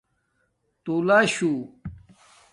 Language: Domaaki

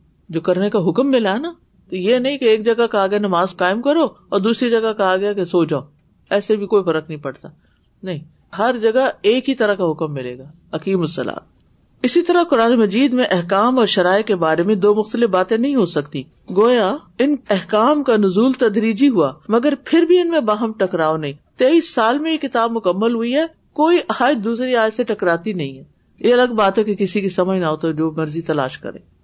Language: Urdu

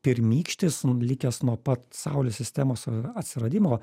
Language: Lithuanian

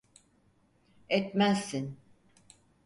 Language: Turkish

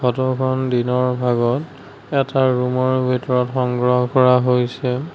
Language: Assamese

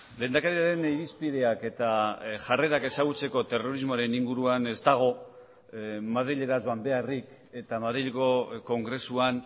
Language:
Basque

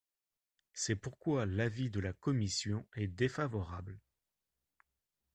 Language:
French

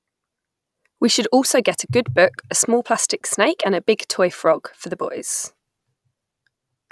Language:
English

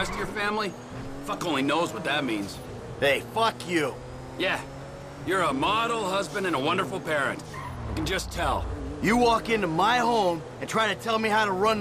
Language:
English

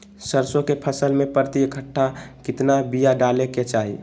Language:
Magahi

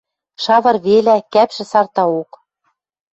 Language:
Western Mari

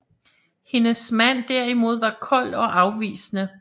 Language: Danish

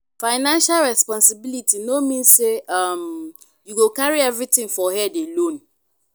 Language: Nigerian Pidgin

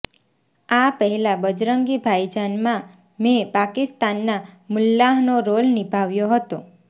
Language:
Gujarati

